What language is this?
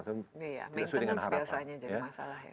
Indonesian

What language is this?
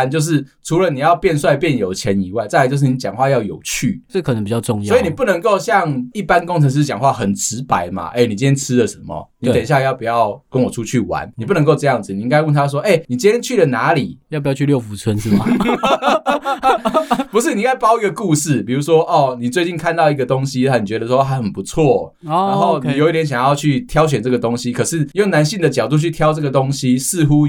Chinese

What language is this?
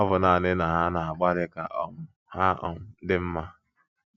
Igbo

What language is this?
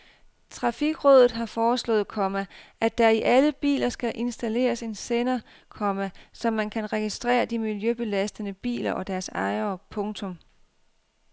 Danish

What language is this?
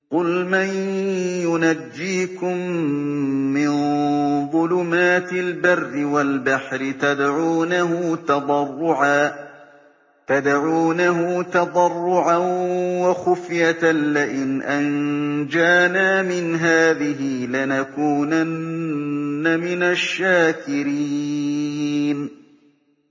Arabic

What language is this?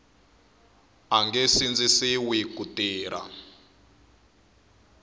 Tsonga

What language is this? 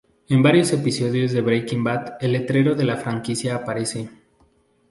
Spanish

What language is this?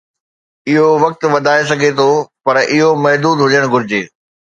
Sindhi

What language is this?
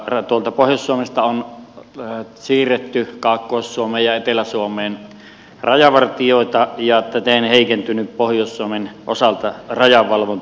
Finnish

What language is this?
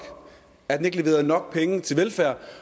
Danish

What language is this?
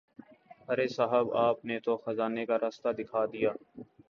Urdu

